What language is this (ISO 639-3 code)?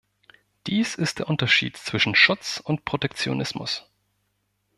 deu